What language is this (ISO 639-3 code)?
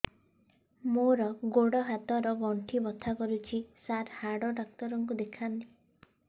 ori